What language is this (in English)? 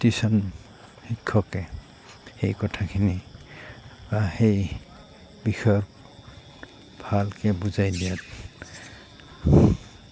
Assamese